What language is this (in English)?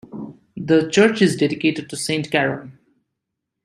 English